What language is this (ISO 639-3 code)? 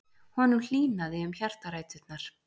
isl